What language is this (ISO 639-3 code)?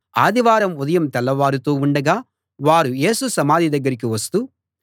tel